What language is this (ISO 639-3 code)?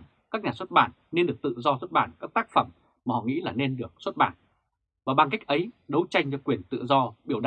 vie